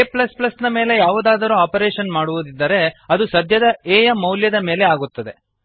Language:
Kannada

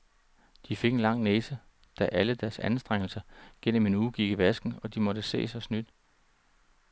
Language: Danish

